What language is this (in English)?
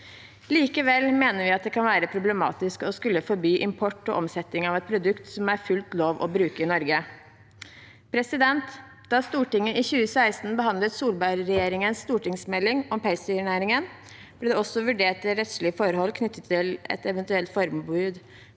Norwegian